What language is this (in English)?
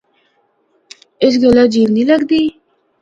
Northern Hindko